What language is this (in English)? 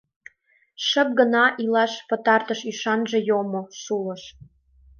Mari